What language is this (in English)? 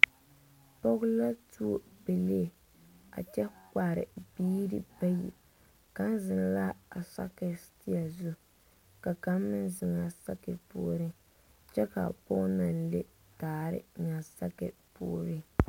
Southern Dagaare